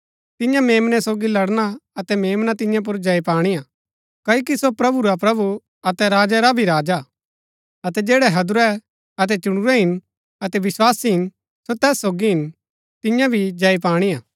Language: Gaddi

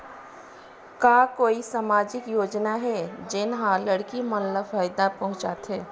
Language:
Chhattisgarhi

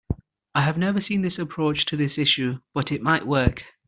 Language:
English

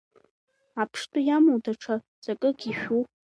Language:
Abkhazian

